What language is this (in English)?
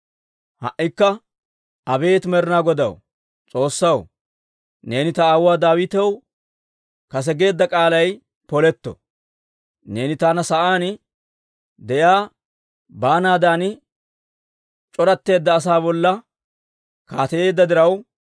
Dawro